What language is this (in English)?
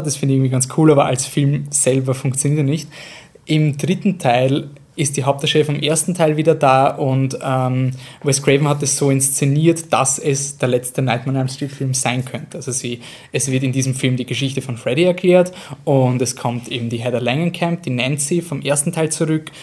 German